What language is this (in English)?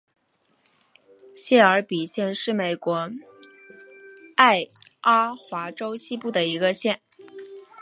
Chinese